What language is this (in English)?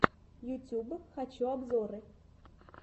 Russian